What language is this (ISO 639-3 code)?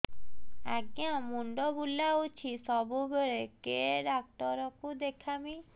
ori